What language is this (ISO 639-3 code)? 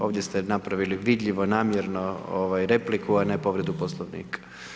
hrv